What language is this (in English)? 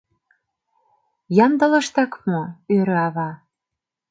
Mari